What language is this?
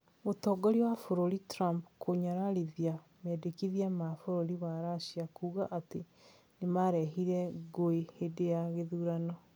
Kikuyu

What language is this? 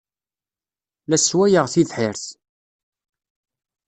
Kabyle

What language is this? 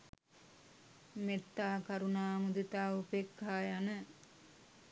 Sinhala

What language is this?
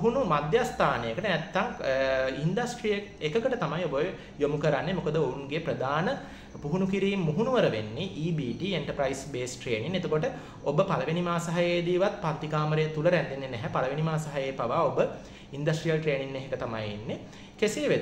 Indonesian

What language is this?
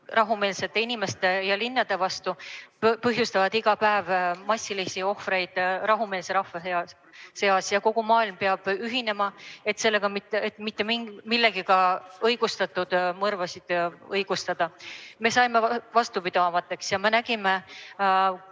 Estonian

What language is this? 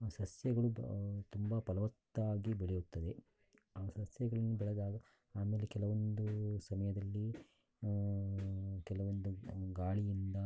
Kannada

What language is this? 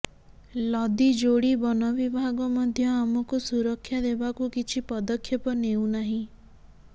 Odia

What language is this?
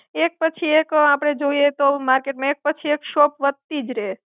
Gujarati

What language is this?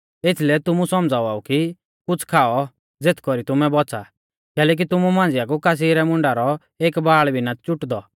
Mahasu Pahari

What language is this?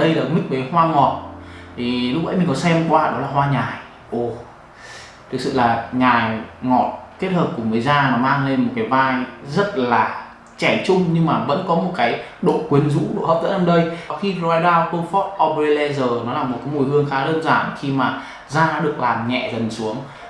Vietnamese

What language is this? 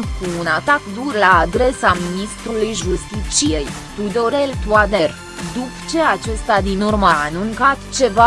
Romanian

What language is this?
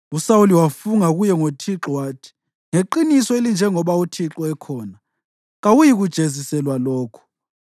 North Ndebele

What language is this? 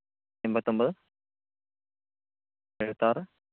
Malayalam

